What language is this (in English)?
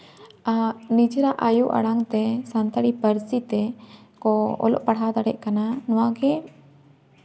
Santali